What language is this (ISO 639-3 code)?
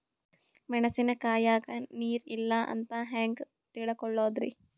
kan